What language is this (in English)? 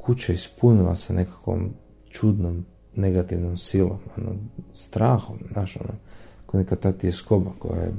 Croatian